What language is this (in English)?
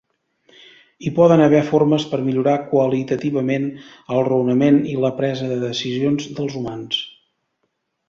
Catalan